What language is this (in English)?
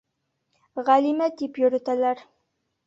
Bashkir